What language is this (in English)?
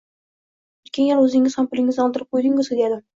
Uzbek